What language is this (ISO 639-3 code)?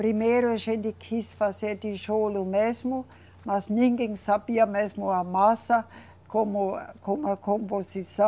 por